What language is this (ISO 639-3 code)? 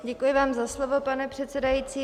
ces